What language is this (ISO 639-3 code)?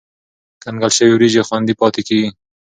pus